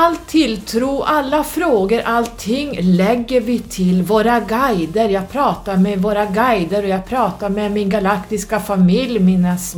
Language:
Swedish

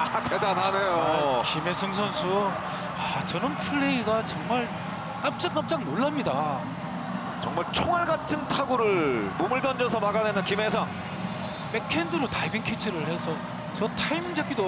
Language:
Korean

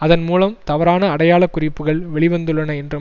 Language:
Tamil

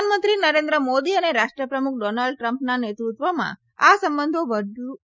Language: Gujarati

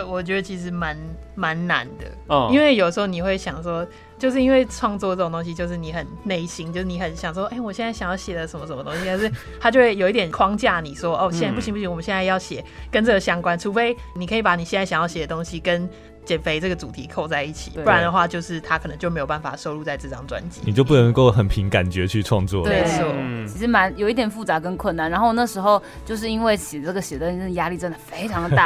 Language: Chinese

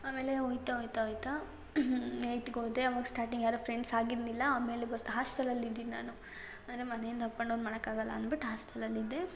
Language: Kannada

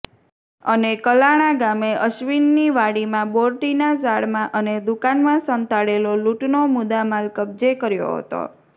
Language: Gujarati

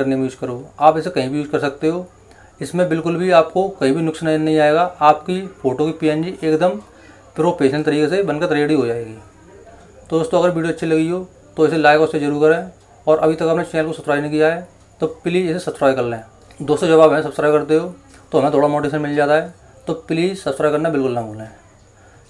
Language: Hindi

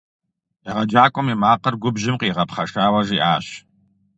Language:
Kabardian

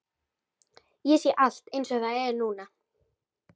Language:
Icelandic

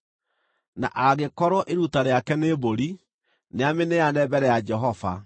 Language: Kikuyu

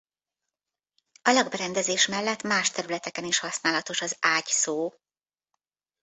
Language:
Hungarian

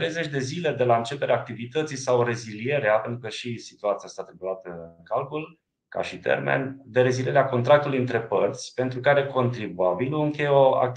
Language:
Romanian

